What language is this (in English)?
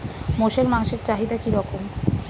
Bangla